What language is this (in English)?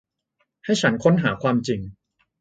Thai